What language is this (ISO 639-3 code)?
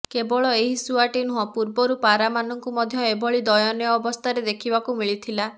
ori